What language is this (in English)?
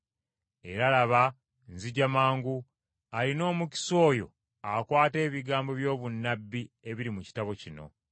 Ganda